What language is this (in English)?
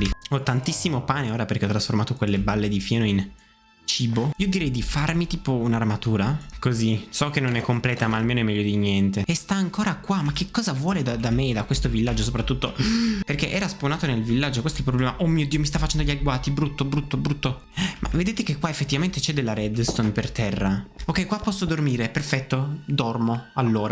Italian